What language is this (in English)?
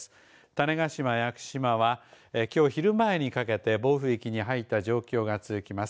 Japanese